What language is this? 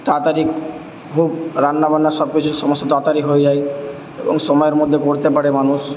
Bangla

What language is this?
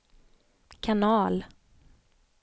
Swedish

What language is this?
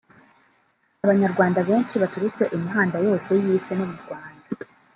Kinyarwanda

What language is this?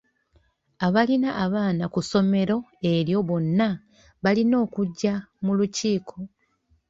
Ganda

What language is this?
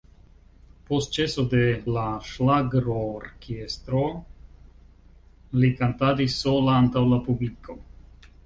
Esperanto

